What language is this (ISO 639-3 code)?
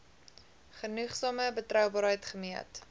afr